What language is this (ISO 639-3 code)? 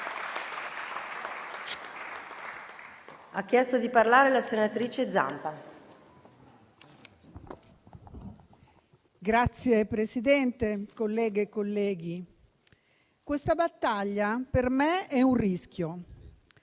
ita